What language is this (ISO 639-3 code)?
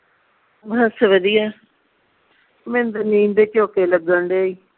pan